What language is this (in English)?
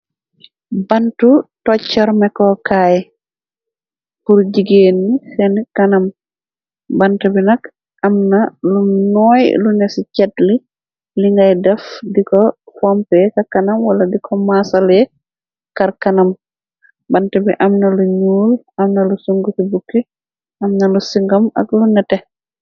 Wolof